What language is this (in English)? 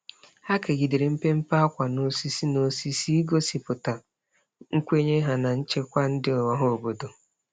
Igbo